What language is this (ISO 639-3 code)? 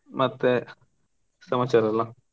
kan